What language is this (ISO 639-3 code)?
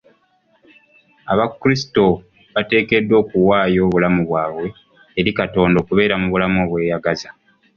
lug